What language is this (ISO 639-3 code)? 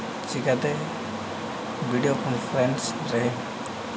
sat